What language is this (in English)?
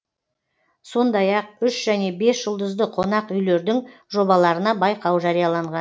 Kazakh